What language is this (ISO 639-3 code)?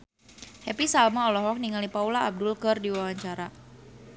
sun